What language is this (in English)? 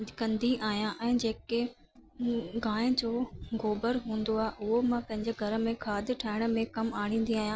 Sindhi